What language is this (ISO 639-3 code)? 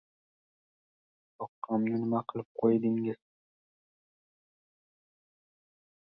uzb